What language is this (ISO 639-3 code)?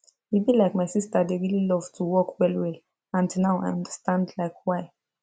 pcm